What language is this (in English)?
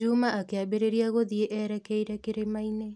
Kikuyu